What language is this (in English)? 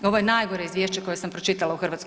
Croatian